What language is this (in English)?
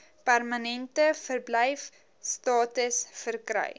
Afrikaans